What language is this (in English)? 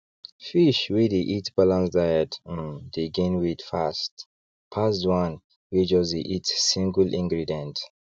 Nigerian Pidgin